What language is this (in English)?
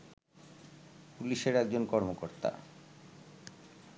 Bangla